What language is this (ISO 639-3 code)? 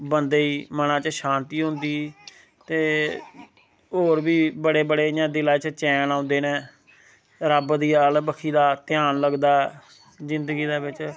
doi